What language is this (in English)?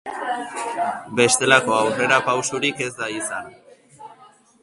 Basque